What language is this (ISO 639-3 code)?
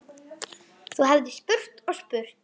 isl